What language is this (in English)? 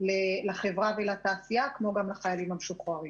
Hebrew